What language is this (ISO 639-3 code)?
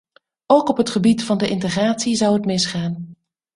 nld